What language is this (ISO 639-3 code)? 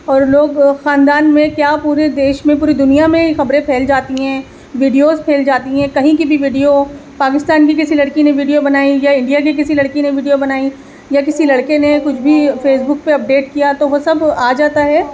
urd